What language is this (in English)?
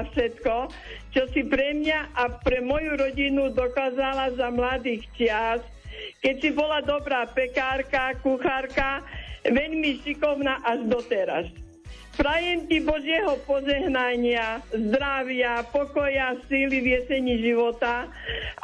Slovak